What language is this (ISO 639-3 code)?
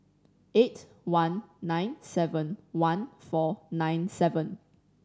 eng